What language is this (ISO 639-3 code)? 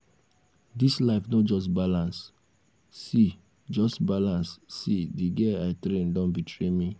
pcm